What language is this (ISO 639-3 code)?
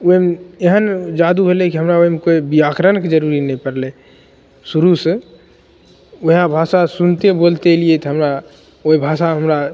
mai